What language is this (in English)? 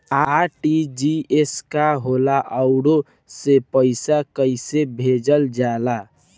Bhojpuri